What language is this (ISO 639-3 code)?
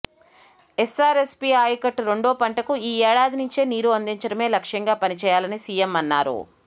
tel